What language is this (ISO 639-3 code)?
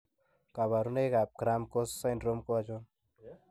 kln